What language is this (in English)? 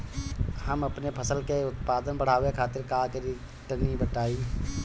Bhojpuri